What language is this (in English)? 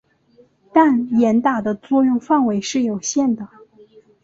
Chinese